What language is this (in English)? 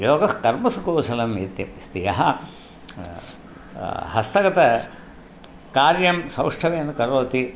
Sanskrit